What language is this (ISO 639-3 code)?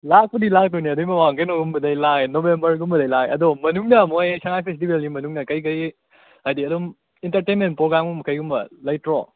mni